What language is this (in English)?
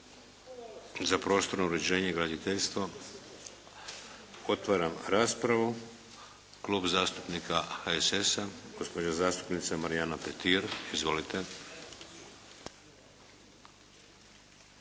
Croatian